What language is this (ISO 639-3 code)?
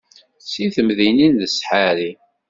kab